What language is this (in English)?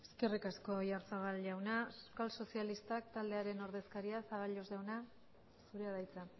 Basque